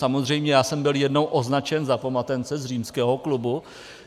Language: Czech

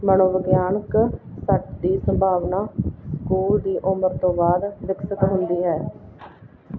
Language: Punjabi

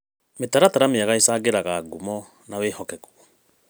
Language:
Kikuyu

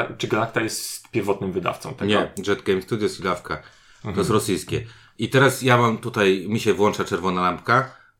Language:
Polish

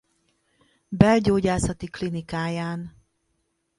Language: Hungarian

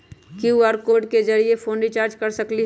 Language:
Magahi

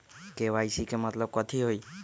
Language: Magahi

